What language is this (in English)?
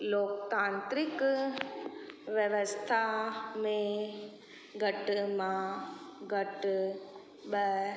Sindhi